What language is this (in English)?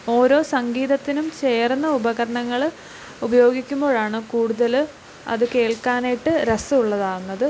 Malayalam